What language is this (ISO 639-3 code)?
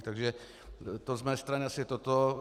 ces